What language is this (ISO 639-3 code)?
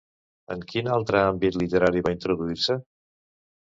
cat